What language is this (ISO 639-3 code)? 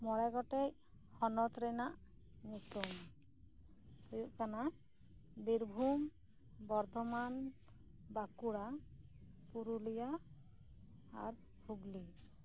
sat